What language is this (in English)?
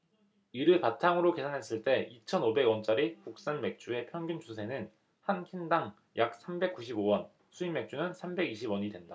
Korean